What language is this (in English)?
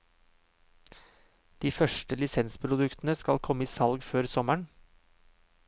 Norwegian